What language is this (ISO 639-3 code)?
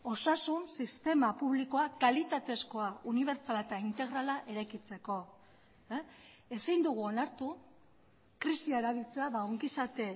eus